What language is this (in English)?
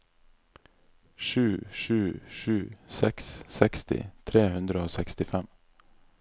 Norwegian